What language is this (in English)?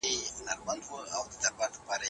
Pashto